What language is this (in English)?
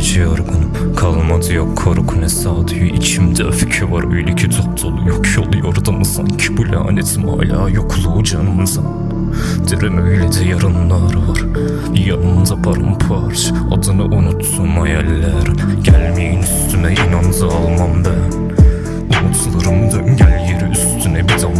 Turkish